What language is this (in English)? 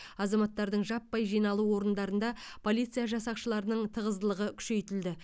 Kazakh